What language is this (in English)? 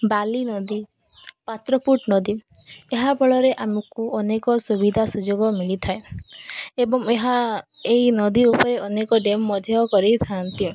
Odia